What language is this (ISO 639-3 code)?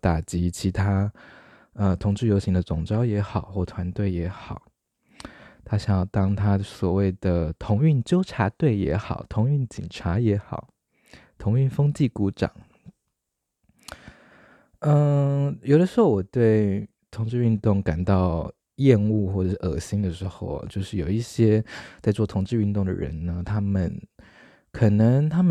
zho